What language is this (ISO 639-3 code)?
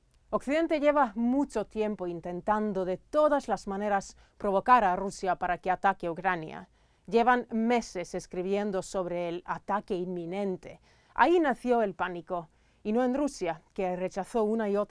spa